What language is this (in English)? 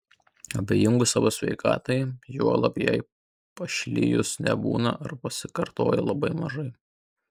Lithuanian